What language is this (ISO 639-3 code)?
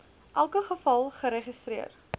afr